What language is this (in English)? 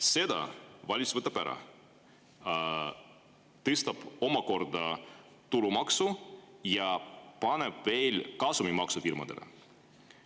Estonian